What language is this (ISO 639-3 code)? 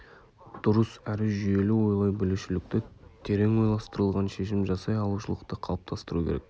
kaz